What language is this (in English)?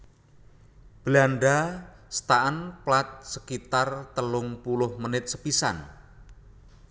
Javanese